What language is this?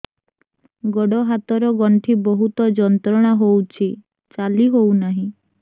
Odia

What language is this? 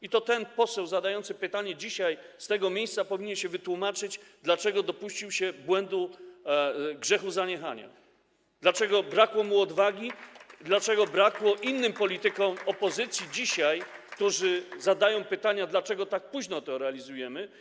Polish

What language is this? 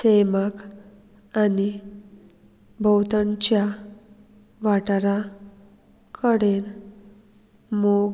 Konkani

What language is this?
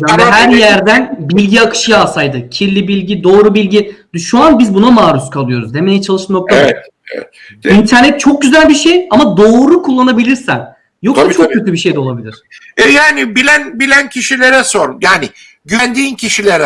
Turkish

